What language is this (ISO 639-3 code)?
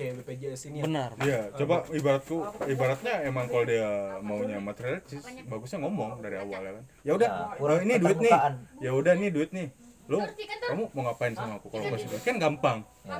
ind